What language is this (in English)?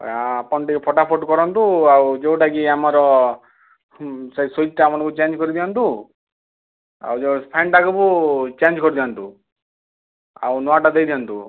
Odia